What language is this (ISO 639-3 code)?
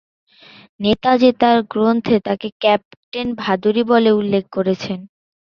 ben